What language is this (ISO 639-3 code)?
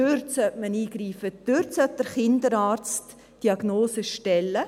gsw